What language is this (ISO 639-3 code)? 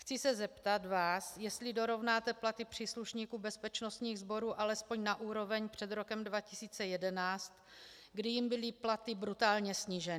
ces